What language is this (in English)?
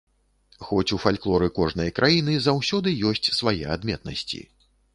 Belarusian